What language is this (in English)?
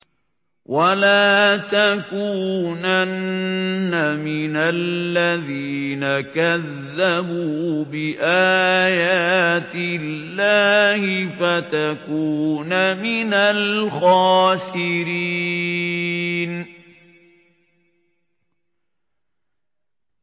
Arabic